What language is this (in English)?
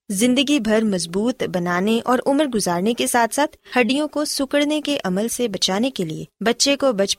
Urdu